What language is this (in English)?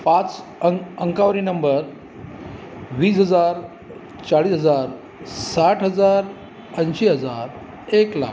Marathi